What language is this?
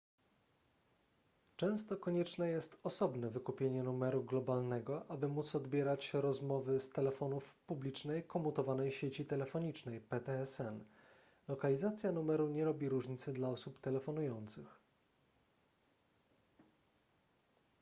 Polish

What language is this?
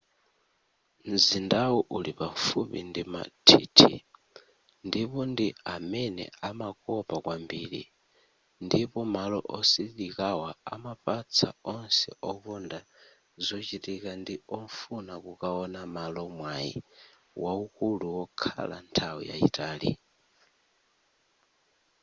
Nyanja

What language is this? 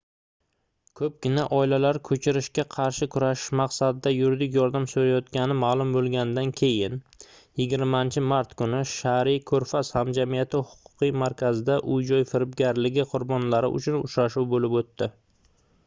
Uzbek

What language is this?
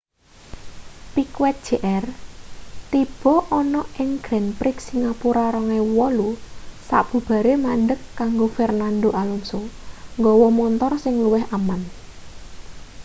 Javanese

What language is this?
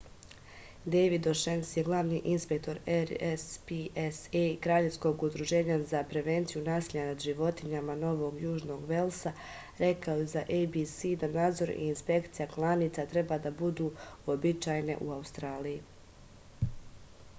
Serbian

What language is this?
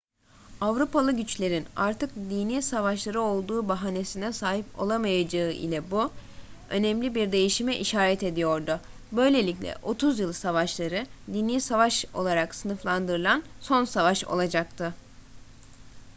Turkish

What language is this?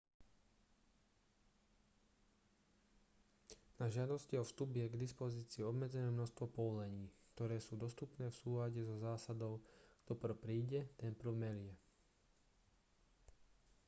Slovak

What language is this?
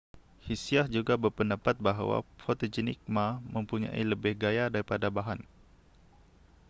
Malay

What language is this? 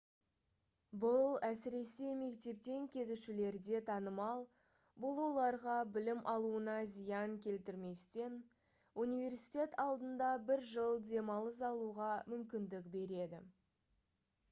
Kazakh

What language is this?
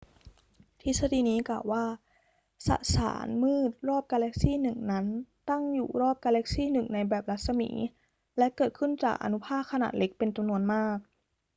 Thai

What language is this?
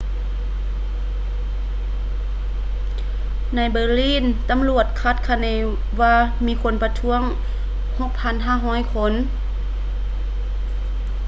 Lao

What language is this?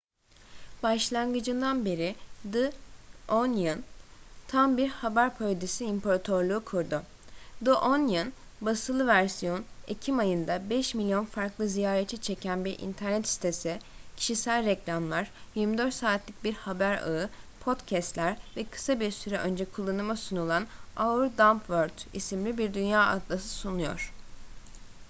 Turkish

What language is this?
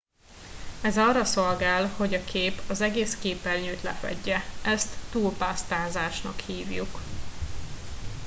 Hungarian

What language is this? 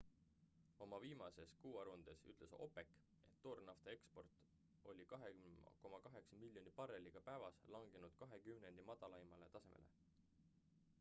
Estonian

